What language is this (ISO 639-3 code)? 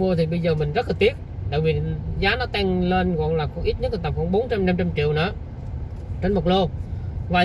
vie